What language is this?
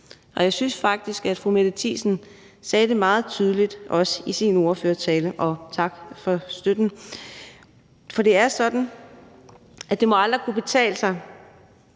Danish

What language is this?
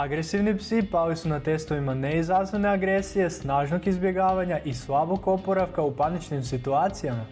Croatian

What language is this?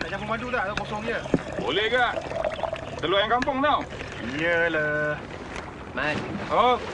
Malay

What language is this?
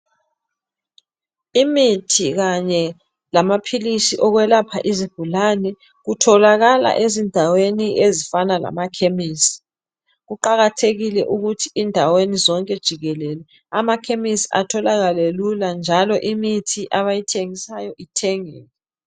North Ndebele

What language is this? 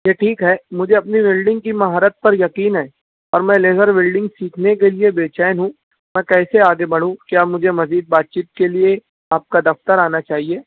Urdu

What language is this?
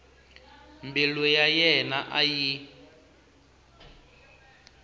Tsonga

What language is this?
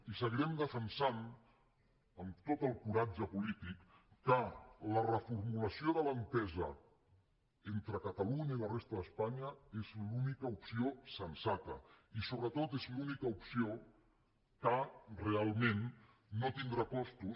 Catalan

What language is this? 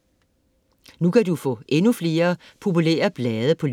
Danish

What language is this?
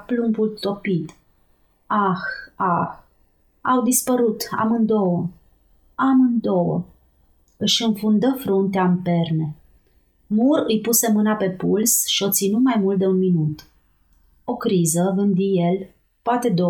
Romanian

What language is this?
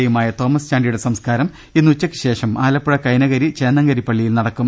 Malayalam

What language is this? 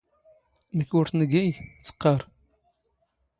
Standard Moroccan Tamazight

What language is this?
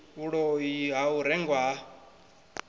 Venda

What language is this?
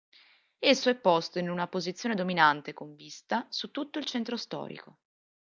Italian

